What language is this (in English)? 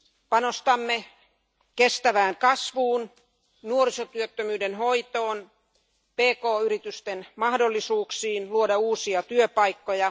Finnish